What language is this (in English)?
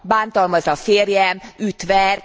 Hungarian